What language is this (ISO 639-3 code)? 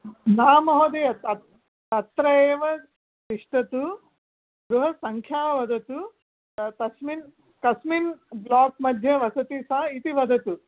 san